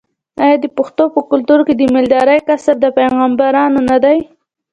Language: Pashto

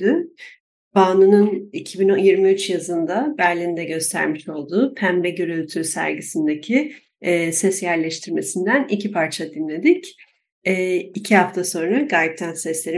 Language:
Turkish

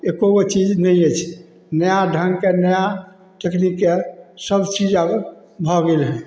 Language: Maithili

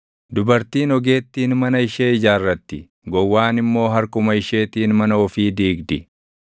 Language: Oromo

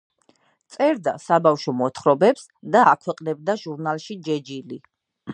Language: Georgian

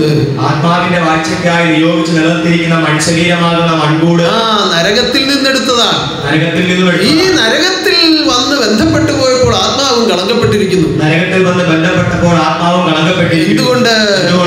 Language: Arabic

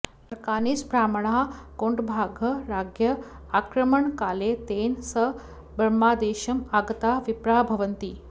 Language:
Sanskrit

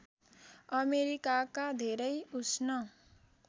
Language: Nepali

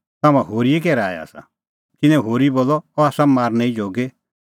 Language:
Kullu Pahari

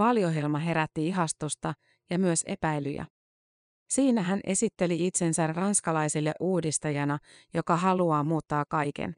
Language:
Finnish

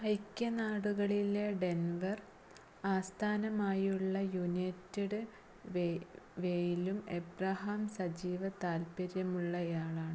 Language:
Malayalam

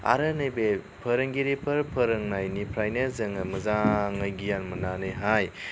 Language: Bodo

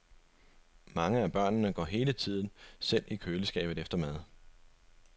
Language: Danish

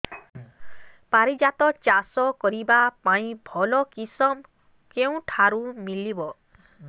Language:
Odia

